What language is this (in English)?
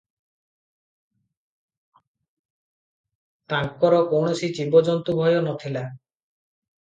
Odia